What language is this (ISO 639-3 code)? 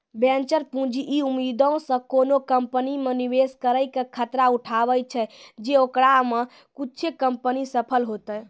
mai